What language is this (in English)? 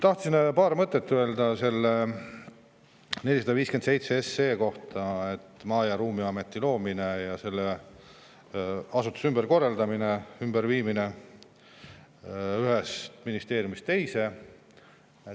Estonian